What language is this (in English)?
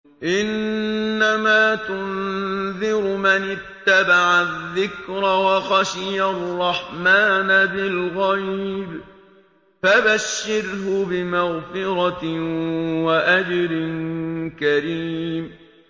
Arabic